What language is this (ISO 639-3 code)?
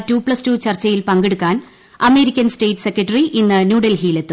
mal